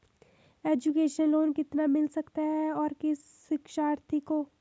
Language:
Hindi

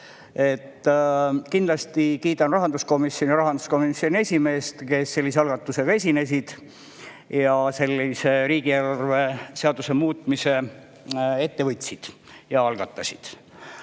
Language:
Estonian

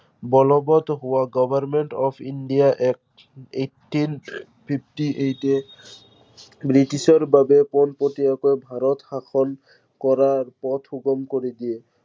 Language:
Assamese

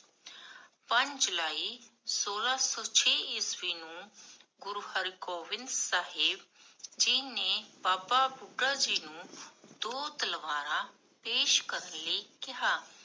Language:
Punjabi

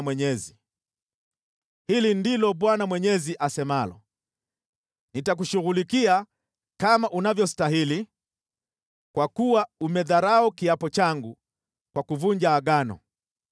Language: Swahili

